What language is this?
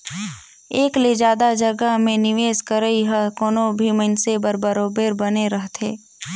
Chhattisgarhi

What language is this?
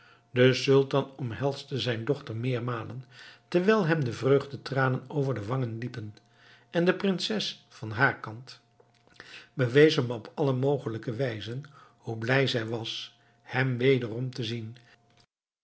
Dutch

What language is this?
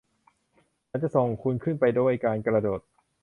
Thai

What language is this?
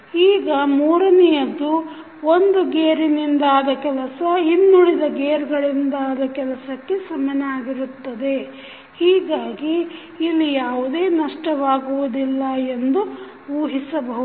Kannada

